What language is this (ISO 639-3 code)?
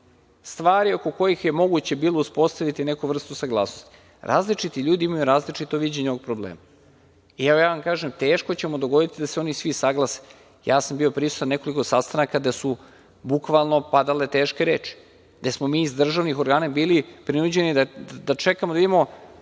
srp